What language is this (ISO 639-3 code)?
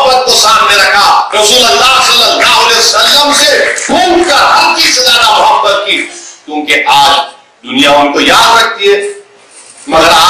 hin